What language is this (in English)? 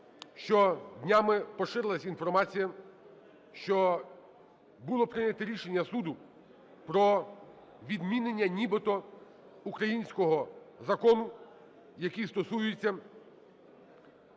Ukrainian